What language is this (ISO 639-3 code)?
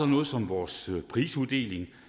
dan